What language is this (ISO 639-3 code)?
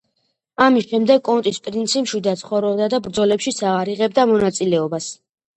kat